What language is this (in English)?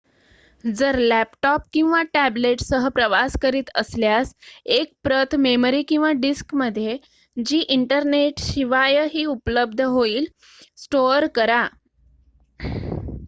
Marathi